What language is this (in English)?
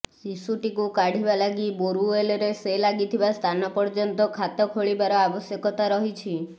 Odia